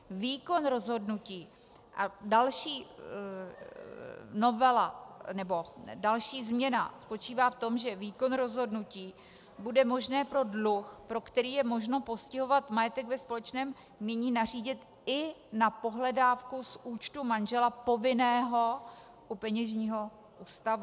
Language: Czech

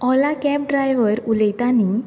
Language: Konkani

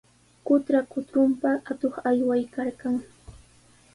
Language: Sihuas Ancash Quechua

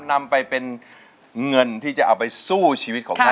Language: Thai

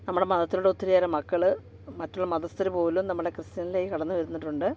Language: Malayalam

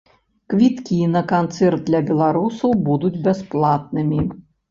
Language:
Belarusian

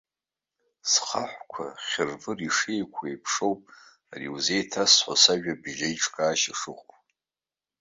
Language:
Abkhazian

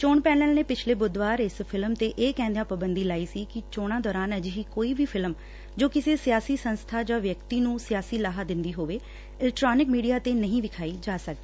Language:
Punjabi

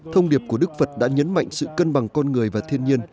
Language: Vietnamese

